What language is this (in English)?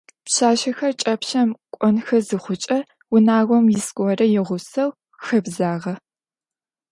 Adyghe